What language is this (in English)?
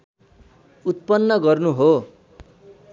Nepali